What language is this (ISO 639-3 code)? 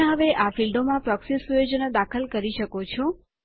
guj